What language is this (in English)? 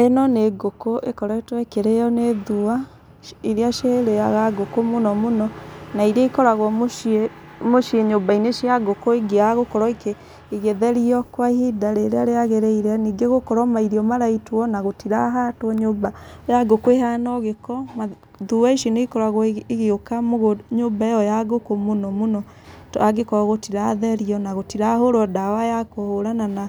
Kikuyu